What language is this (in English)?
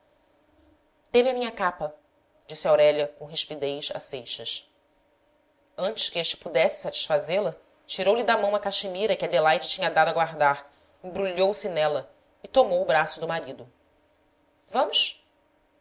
Portuguese